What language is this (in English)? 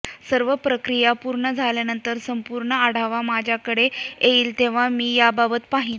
Marathi